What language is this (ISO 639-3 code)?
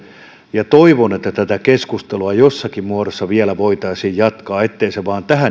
fin